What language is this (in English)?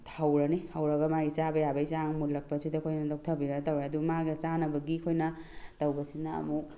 Manipuri